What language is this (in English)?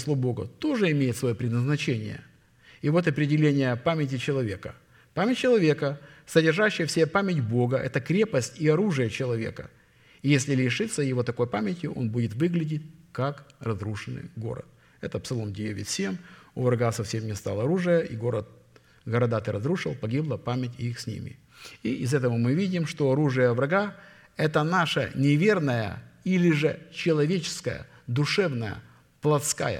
Russian